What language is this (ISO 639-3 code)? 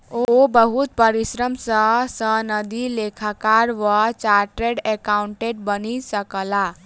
mai